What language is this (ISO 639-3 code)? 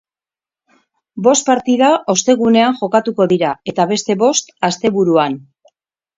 eus